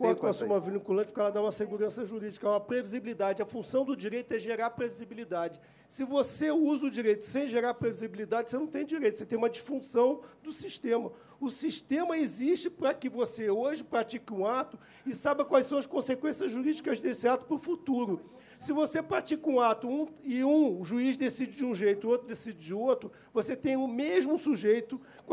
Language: Portuguese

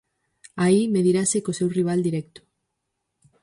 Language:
Galician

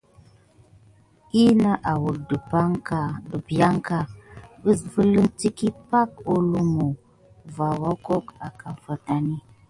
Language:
Gidar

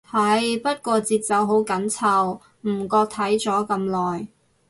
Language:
Cantonese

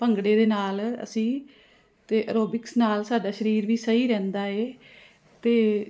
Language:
Punjabi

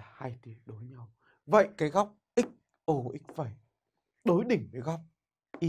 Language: Vietnamese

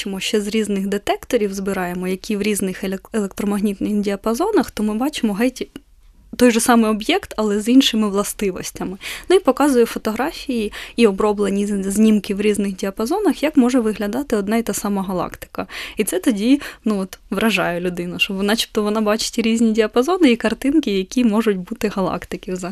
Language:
Ukrainian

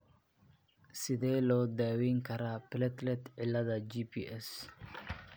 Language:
Somali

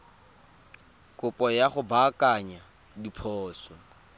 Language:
Tswana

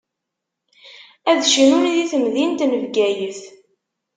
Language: Kabyle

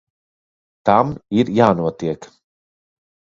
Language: Latvian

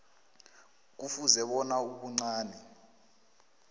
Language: South Ndebele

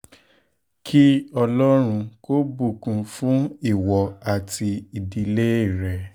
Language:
Yoruba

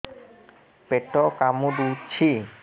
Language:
Odia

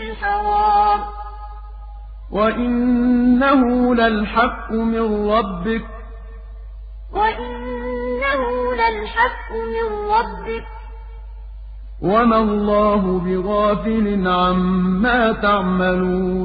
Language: Arabic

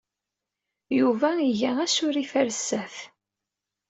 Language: Kabyle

